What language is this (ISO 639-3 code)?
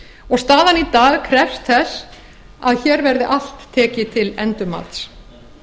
isl